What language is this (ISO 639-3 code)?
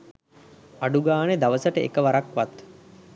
sin